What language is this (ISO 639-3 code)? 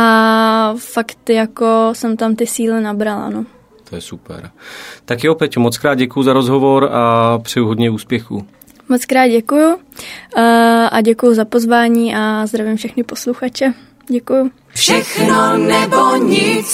ces